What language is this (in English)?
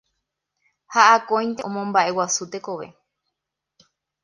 Guarani